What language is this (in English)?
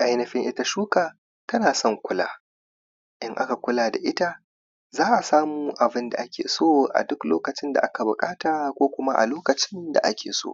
Hausa